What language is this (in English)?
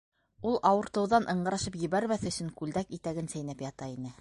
Bashkir